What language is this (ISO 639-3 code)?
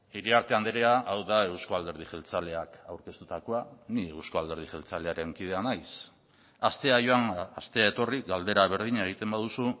eus